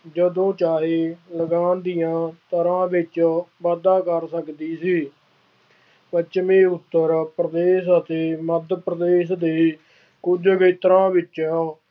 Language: Punjabi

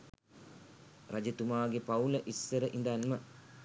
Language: Sinhala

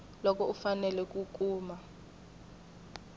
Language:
Tsonga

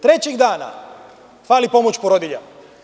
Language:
Serbian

